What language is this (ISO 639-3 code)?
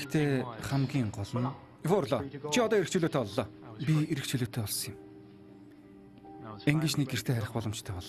tur